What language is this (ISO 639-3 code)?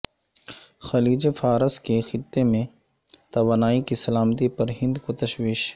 urd